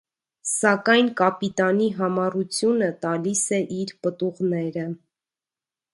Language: Armenian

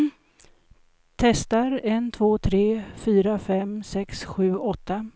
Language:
Swedish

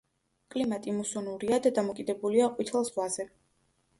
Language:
Georgian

